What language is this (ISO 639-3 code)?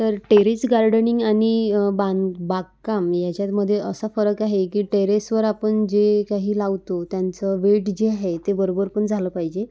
mar